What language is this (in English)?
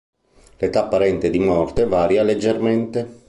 Italian